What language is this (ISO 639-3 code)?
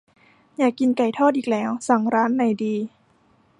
tha